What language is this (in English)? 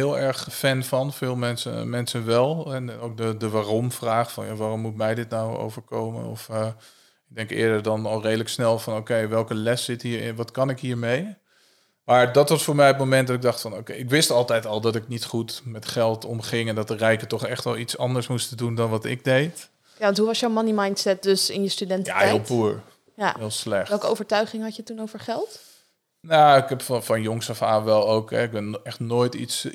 Dutch